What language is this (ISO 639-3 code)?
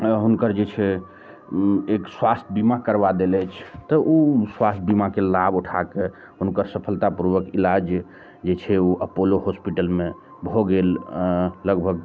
mai